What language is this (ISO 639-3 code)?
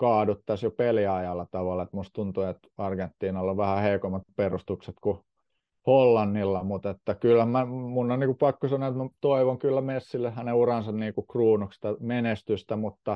fin